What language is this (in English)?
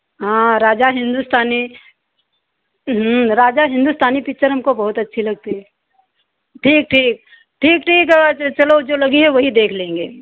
Hindi